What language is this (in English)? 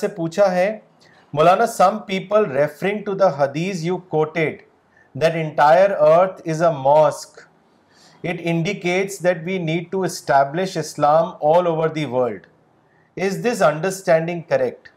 Urdu